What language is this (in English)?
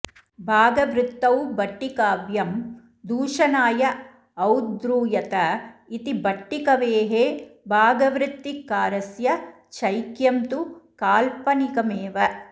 Sanskrit